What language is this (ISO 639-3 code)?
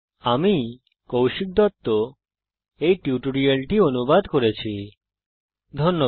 ben